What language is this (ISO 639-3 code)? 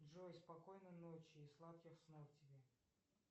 rus